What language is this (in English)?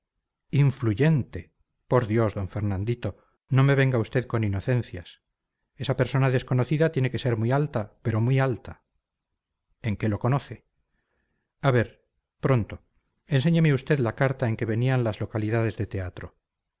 Spanish